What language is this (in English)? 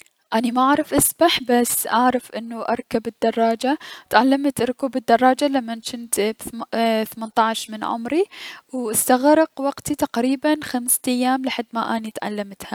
Mesopotamian Arabic